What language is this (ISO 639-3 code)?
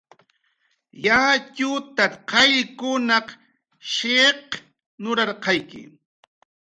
jqr